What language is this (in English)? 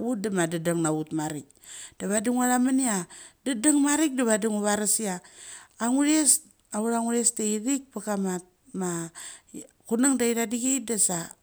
Mali